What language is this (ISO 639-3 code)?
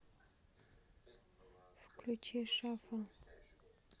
rus